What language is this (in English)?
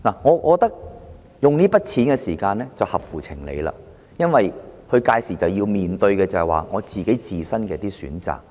Cantonese